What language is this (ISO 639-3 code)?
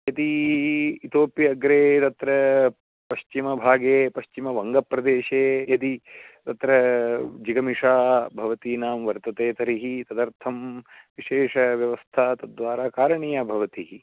san